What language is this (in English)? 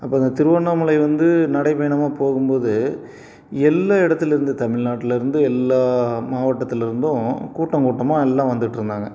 Tamil